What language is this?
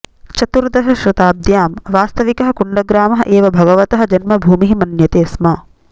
Sanskrit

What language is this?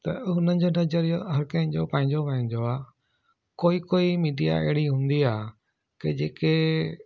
Sindhi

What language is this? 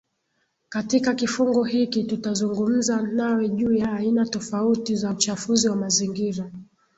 Swahili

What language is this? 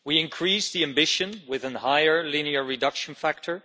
English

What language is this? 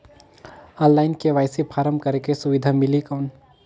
Chhattisgarhi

